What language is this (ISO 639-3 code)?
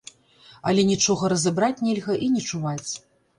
bel